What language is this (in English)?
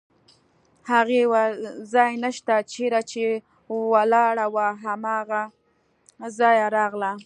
Pashto